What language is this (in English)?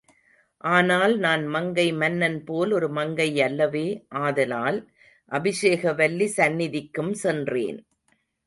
Tamil